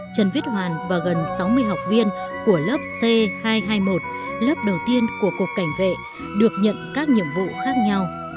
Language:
Vietnamese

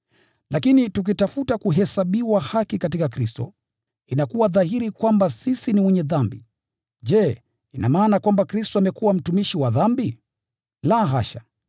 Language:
Swahili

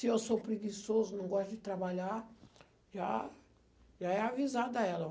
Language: Portuguese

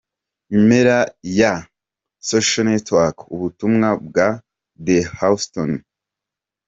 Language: Kinyarwanda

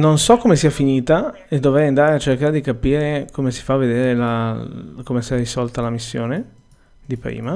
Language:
Italian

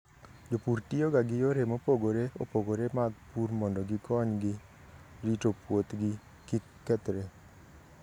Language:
Luo (Kenya and Tanzania)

